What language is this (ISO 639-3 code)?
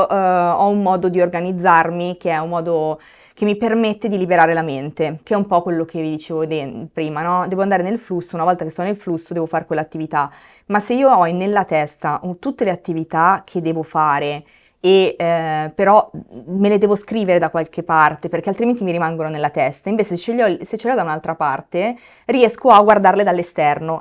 ita